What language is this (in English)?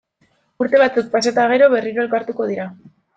Basque